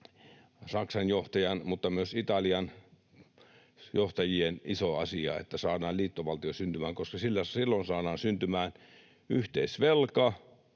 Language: Finnish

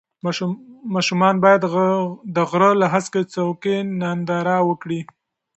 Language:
Pashto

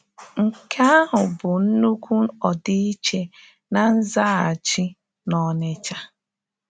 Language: Igbo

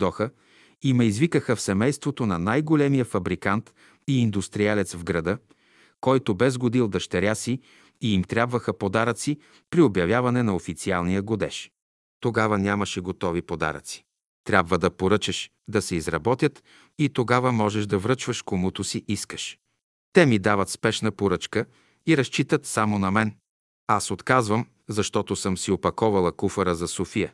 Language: Bulgarian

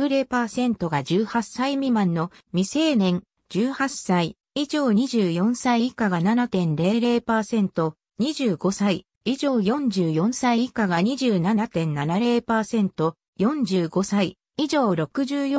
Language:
Japanese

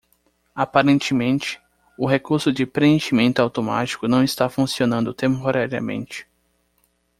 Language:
Portuguese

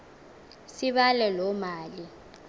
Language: Xhosa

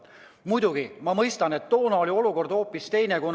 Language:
Estonian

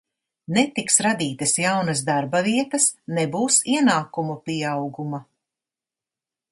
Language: Latvian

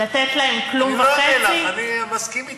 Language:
Hebrew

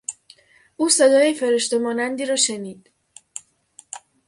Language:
Persian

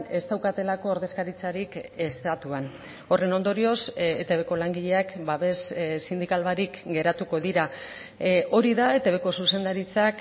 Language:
Basque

